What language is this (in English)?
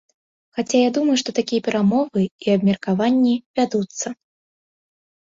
Belarusian